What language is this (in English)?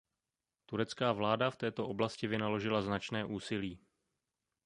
Czech